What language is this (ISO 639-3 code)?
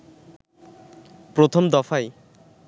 ben